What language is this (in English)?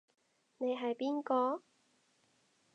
Cantonese